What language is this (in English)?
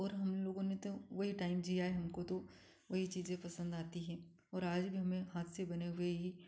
Hindi